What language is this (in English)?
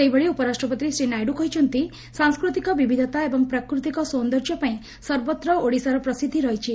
Odia